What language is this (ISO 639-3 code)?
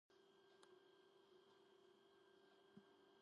kat